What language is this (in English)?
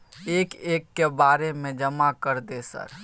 Maithili